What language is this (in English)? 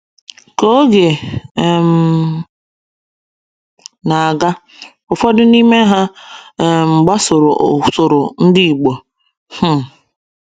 Igbo